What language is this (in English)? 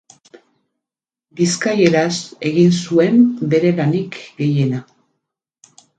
Basque